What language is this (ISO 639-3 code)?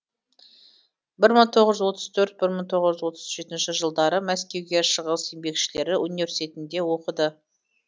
kaz